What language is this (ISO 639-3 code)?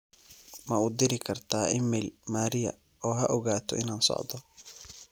som